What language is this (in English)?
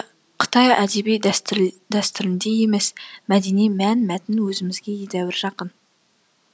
Kazakh